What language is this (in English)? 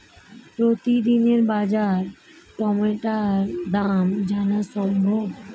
Bangla